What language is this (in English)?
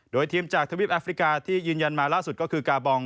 Thai